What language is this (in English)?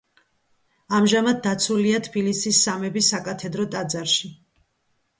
Georgian